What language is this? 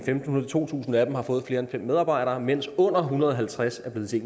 Danish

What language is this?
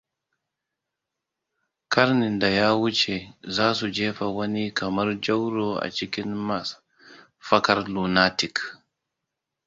Hausa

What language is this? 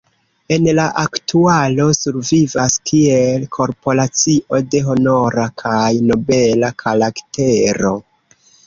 Esperanto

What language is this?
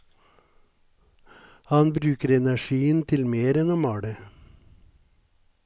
Norwegian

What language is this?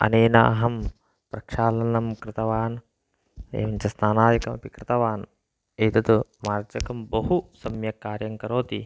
Sanskrit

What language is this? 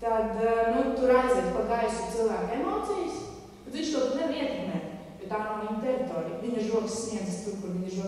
Romanian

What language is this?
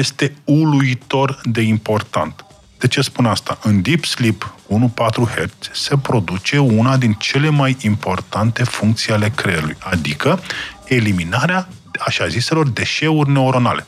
Romanian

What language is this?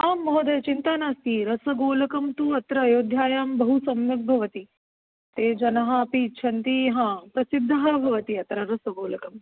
Sanskrit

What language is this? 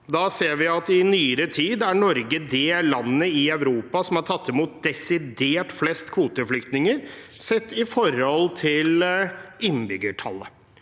Norwegian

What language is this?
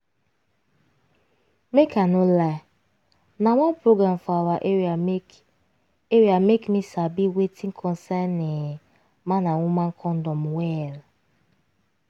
Nigerian Pidgin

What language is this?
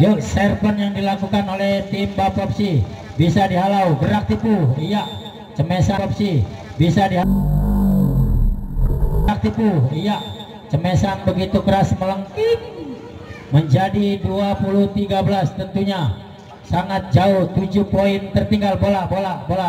Indonesian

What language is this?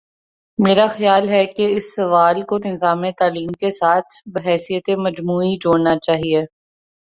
Urdu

